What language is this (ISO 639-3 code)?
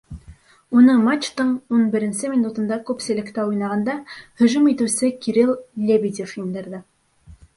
bak